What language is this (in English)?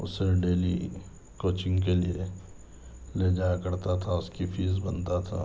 Urdu